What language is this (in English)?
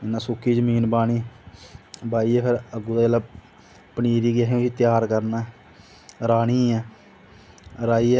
Dogri